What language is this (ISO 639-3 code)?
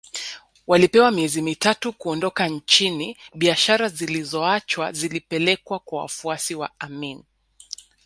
swa